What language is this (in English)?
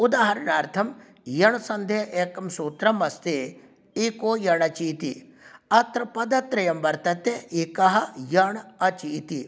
Sanskrit